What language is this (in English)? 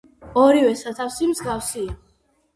Georgian